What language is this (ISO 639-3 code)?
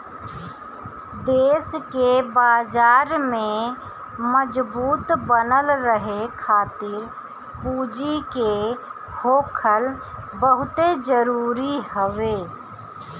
bho